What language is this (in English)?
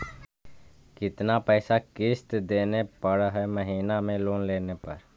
Magahi